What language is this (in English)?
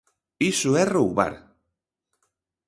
Galician